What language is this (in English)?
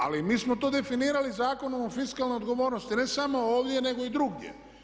Croatian